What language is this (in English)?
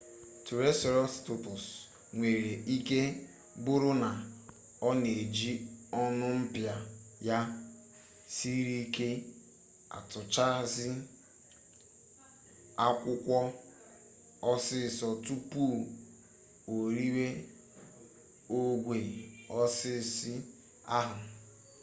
Igbo